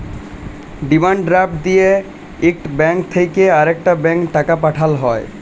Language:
Bangla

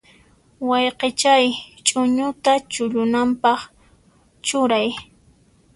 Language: Puno Quechua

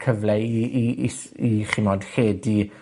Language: Welsh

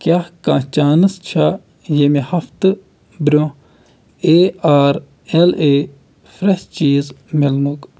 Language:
Kashmiri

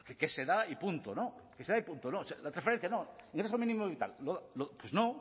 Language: Spanish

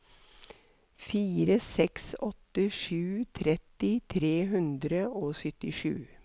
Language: Norwegian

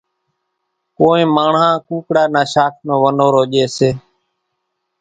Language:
Kachi Koli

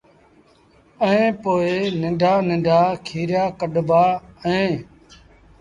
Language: Sindhi Bhil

